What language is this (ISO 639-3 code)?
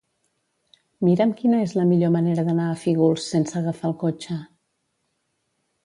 cat